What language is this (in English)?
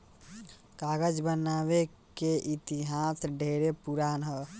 Bhojpuri